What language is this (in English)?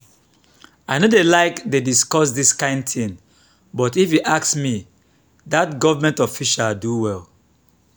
Nigerian Pidgin